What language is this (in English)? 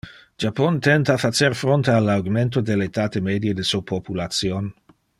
Interlingua